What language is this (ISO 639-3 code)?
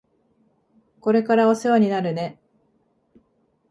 jpn